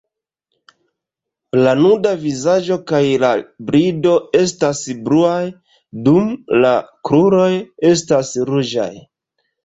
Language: Esperanto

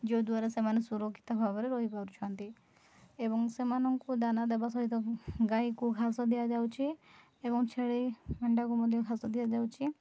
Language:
Odia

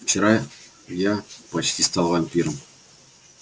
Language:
Russian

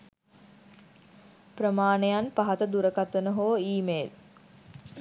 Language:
Sinhala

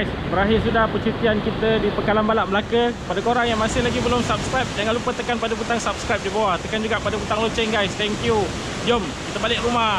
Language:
Malay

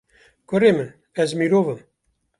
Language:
Kurdish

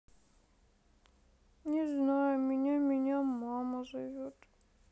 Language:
Russian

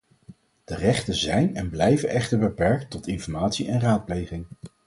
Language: Dutch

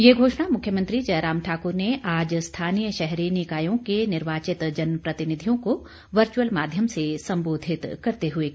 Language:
Hindi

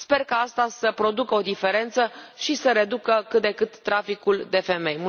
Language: Romanian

